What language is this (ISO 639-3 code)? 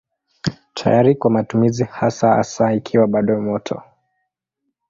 swa